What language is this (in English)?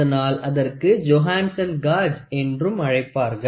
Tamil